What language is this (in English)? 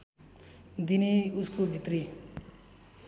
Nepali